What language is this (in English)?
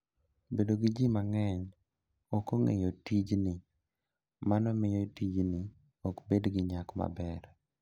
Luo (Kenya and Tanzania)